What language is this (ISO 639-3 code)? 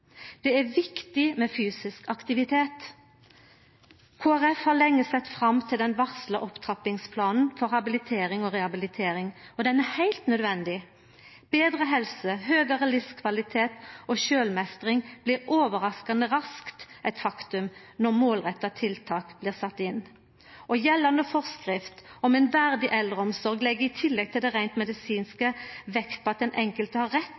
nno